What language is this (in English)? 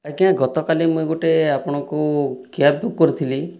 Odia